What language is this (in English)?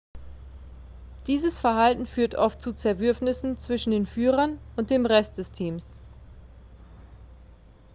German